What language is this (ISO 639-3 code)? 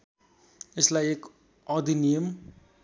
nep